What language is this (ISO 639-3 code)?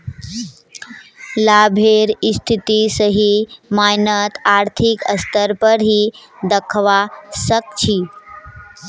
mag